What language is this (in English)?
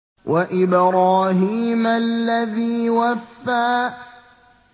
Arabic